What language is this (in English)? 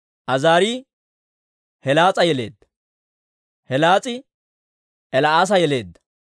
Dawro